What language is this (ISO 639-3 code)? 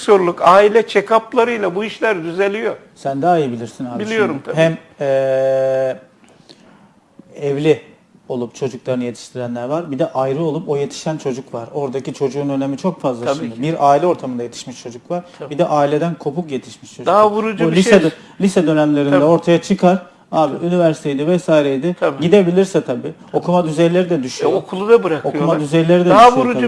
tur